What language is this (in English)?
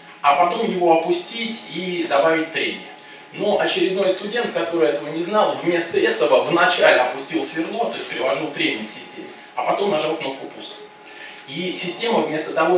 Russian